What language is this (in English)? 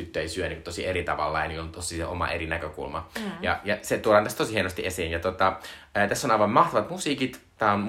Finnish